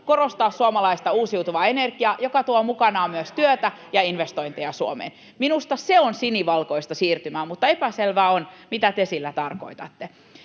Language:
Finnish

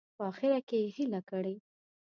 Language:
Pashto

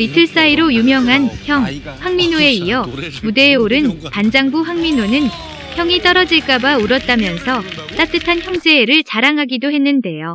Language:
Korean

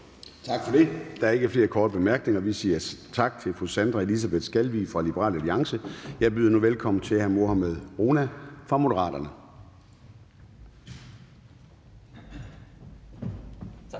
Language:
Danish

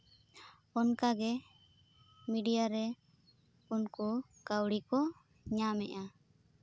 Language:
Santali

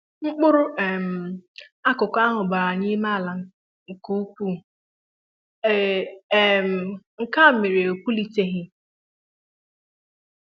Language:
Igbo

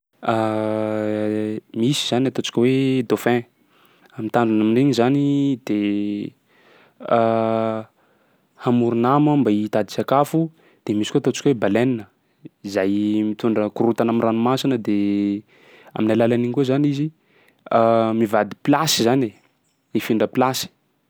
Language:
Sakalava Malagasy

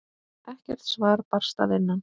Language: Icelandic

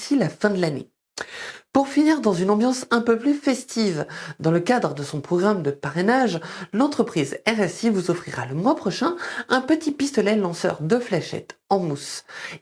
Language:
French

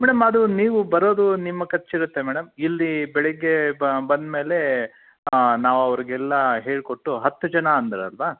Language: Kannada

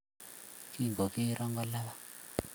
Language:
Kalenjin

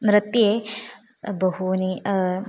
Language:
Sanskrit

